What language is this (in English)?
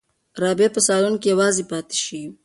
Pashto